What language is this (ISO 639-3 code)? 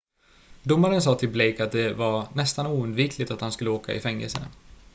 swe